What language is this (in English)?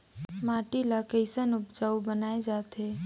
Chhattisgarhi